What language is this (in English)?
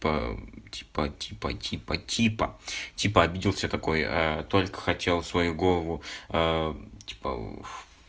Russian